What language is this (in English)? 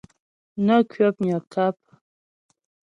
Ghomala